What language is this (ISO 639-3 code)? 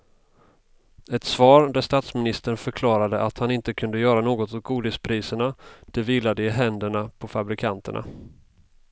swe